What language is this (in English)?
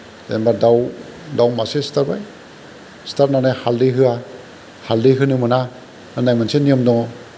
Bodo